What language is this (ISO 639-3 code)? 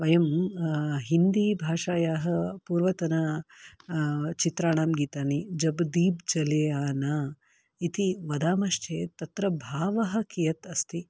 san